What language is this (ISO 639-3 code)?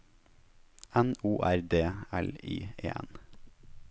nor